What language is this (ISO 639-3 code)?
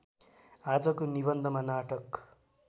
nep